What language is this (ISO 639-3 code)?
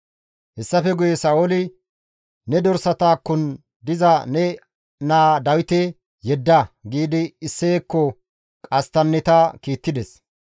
gmv